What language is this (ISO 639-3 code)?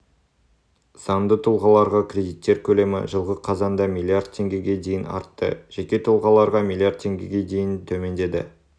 kaz